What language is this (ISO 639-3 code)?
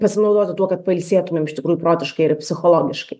lit